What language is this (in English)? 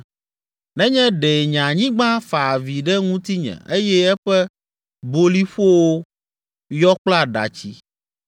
Ewe